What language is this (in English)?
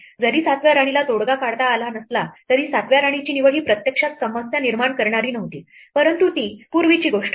Marathi